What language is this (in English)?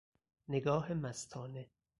Persian